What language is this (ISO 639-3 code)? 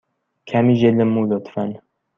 fas